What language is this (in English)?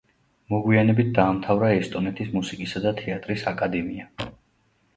Georgian